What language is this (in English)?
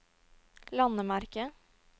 Norwegian